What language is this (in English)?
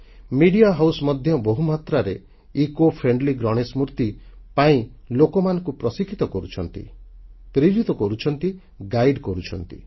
Odia